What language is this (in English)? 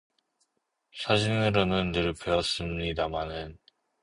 Korean